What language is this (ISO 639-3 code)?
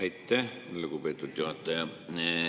est